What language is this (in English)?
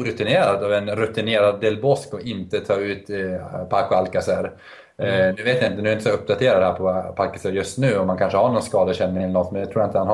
Swedish